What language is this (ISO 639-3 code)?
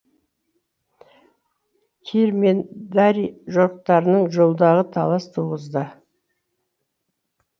kaz